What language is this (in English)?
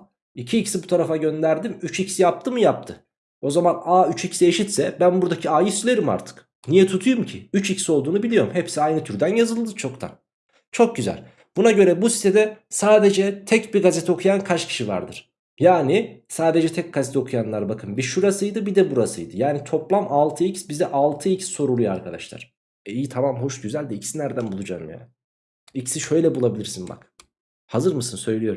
Turkish